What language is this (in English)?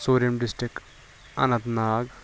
Kashmiri